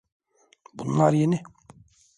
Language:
Turkish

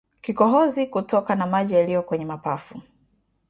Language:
Swahili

